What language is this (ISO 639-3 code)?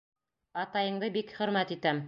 bak